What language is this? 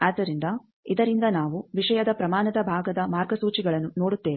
Kannada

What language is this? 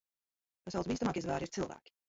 Latvian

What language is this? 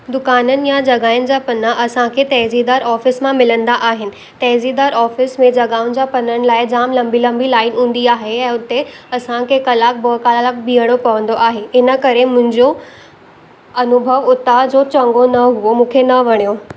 Sindhi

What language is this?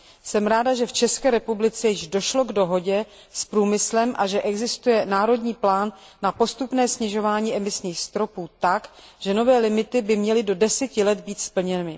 Czech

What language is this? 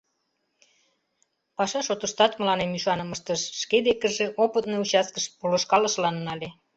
Mari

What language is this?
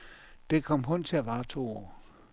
Danish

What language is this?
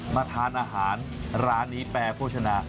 Thai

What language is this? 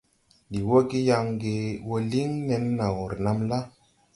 Tupuri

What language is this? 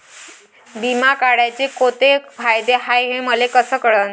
Marathi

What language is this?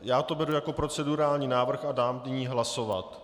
Czech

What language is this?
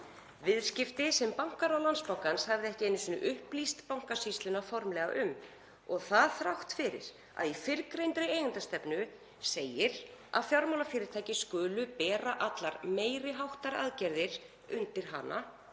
Icelandic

